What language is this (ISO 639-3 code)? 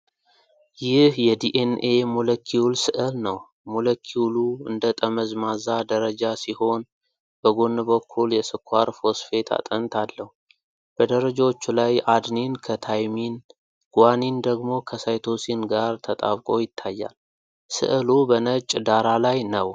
amh